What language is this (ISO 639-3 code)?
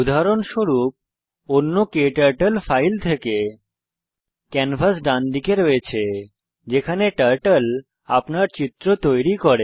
ben